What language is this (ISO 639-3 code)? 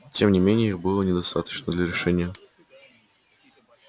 rus